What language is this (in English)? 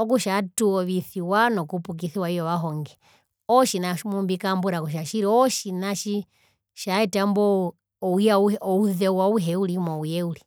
Herero